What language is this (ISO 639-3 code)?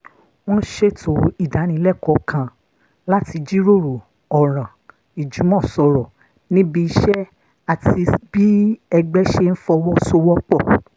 yor